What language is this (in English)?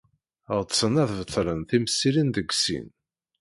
Kabyle